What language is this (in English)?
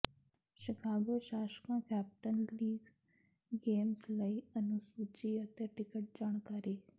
Punjabi